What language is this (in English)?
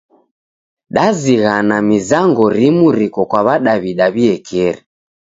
Taita